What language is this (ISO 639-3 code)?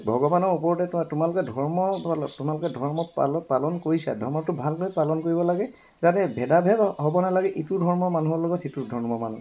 asm